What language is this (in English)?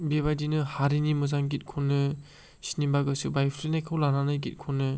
Bodo